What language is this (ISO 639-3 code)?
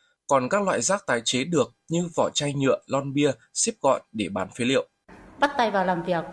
vie